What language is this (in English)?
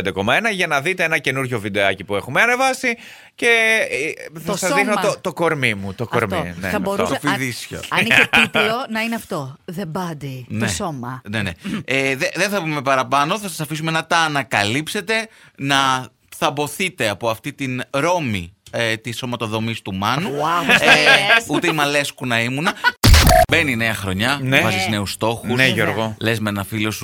Greek